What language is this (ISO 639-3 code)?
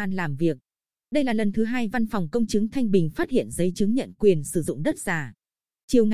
vie